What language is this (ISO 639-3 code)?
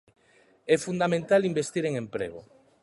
glg